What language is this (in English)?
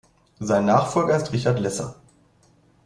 German